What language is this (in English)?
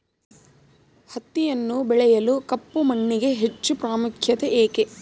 Kannada